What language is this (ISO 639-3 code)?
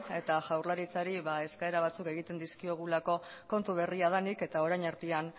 eus